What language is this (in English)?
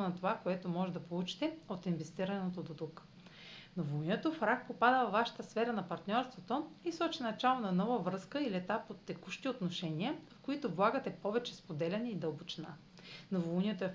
Bulgarian